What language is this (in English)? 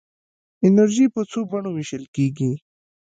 Pashto